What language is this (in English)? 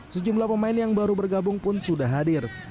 Indonesian